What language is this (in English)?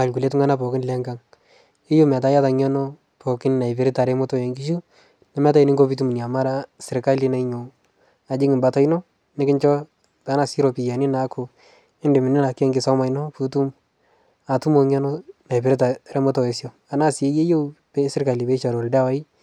Masai